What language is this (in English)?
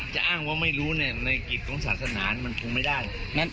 Thai